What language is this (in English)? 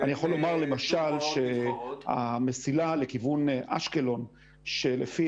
Hebrew